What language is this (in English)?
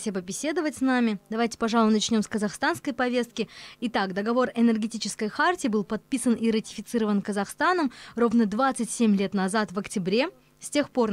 Russian